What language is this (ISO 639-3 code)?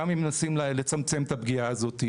heb